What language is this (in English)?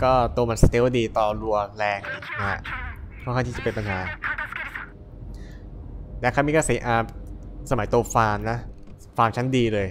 Thai